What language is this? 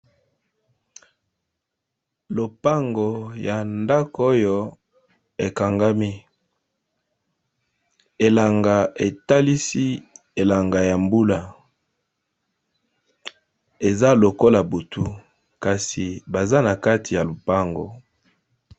Lingala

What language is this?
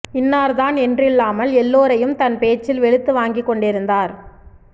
Tamil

